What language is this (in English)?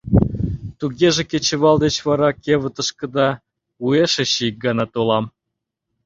Mari